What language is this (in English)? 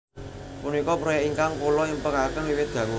Javanese